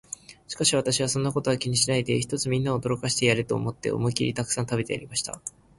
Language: Japanese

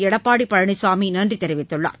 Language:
Tamil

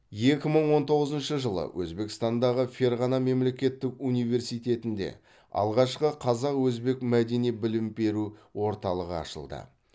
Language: Kazakh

